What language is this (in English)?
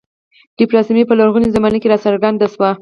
Pashto